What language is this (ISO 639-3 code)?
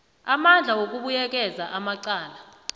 nbl